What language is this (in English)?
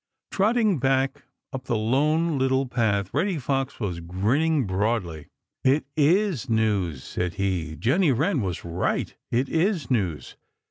English